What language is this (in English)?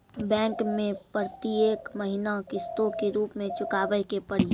Maithili